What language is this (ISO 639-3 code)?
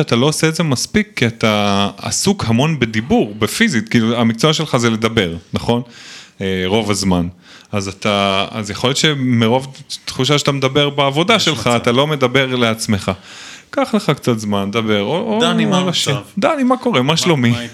heb